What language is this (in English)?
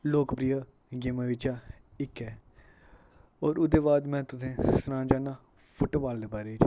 Dogri